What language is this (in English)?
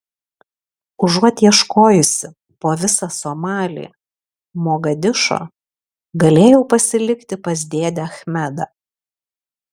Lithuanian